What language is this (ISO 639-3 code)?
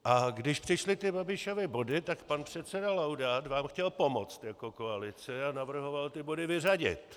ces